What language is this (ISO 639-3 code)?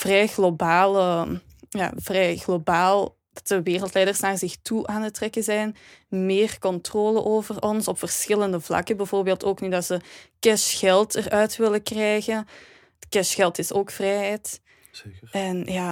nld